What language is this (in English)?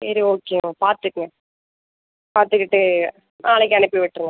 Tamil